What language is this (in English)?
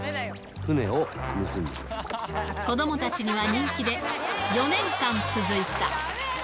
Japanese